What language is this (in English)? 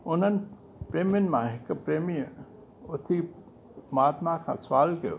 Sindhi